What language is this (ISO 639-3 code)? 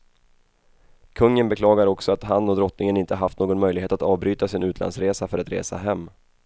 swe